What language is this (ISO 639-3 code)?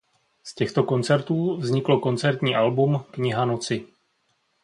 ces